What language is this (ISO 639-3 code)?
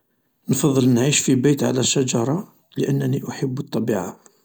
arq